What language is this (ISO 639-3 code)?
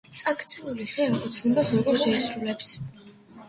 kat